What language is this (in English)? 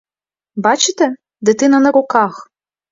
Ukrainian